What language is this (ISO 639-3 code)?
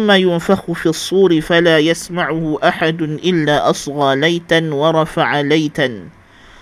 msa